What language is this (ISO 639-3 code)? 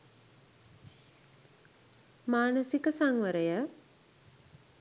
sin